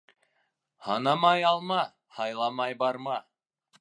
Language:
Bashkir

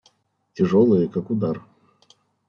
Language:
Russian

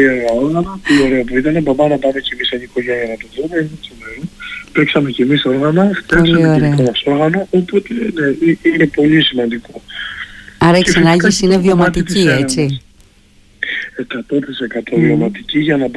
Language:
Greek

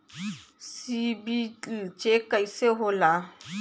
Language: Bhojpuri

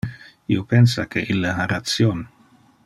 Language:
Interlingua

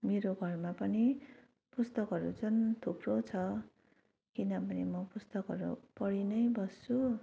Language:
Nepali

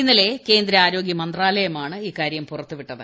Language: Malayalam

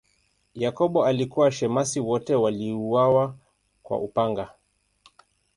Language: Swahili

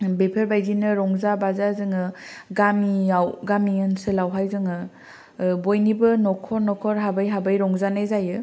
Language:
Bodo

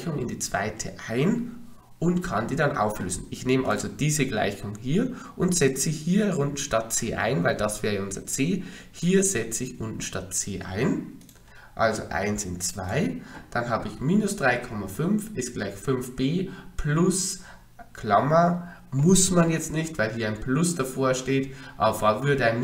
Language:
German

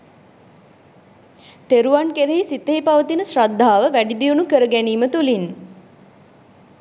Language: Sinhala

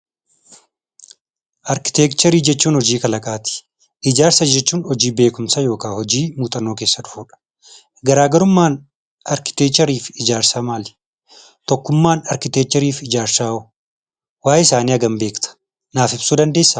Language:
Oromo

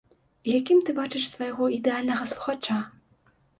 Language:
Belarusian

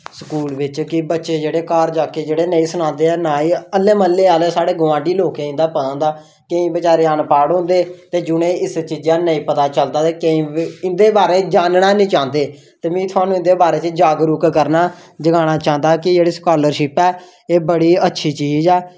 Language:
Dogri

